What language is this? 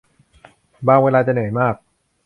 Thai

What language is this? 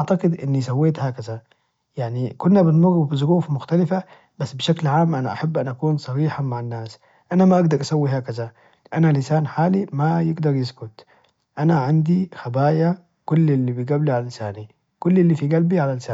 Najdi Arabic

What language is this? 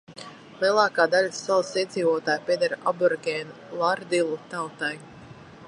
Latvian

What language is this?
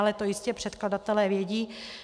Czech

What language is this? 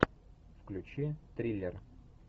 Russian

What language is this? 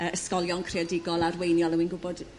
Welsh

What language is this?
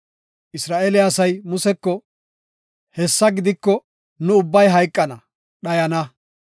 Gofa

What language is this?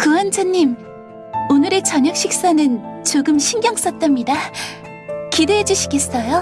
Korean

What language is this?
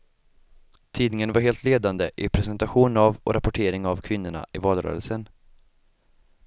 Swedish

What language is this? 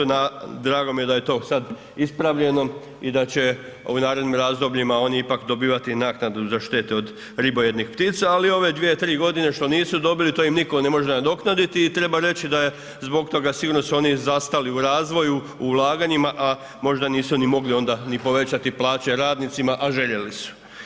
Croatian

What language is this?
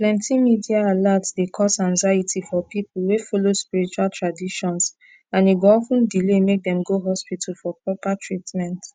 Nigerian Pidgin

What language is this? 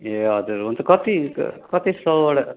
Nepali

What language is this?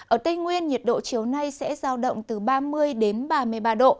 Vietnamese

